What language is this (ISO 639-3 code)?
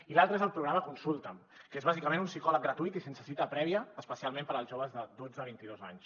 cat